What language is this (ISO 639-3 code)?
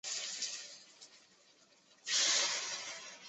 zho